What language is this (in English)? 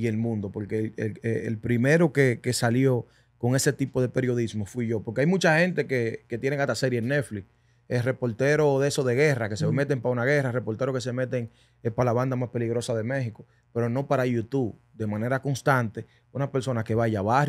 Spanish